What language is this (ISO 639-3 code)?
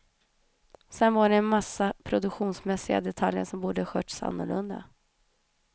swe